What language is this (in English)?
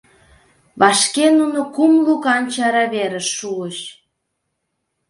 Mari